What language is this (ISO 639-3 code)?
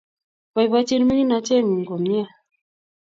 kln